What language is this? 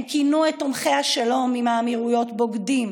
Hebrew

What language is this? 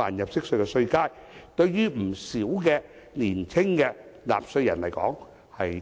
Cantonese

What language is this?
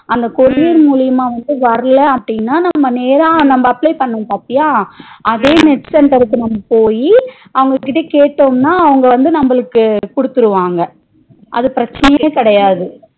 Tamil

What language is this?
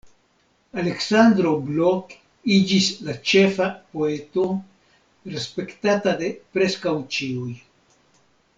Esperanto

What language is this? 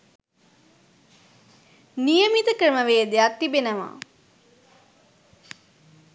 Sinhala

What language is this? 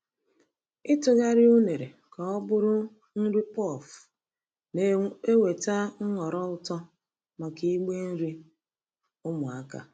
Igbo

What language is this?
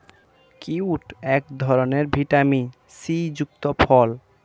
Bangla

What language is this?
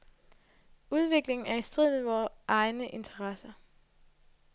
Danish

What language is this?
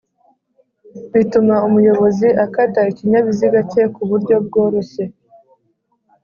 Kinyarwanda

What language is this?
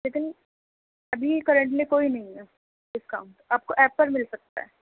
Urdu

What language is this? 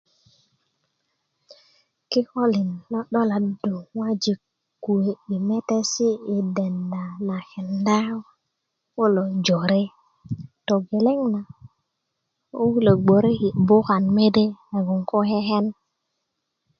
Kuku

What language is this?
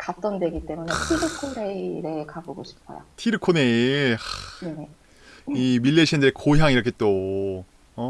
Korean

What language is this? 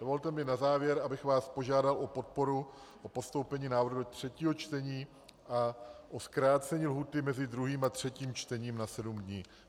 Czech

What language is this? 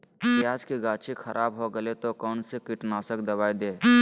Magahi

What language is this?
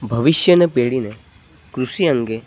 Gujarati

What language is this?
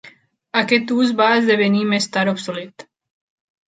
Catalan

